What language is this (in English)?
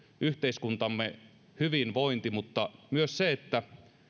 Finnish